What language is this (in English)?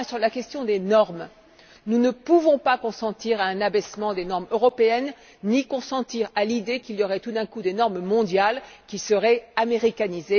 French